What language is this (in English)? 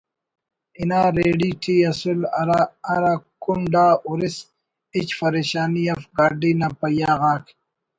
Brahui